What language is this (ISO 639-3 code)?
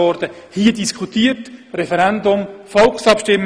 gsw